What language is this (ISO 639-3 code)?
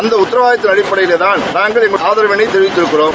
tam